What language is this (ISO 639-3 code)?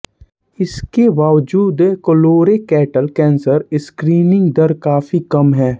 hin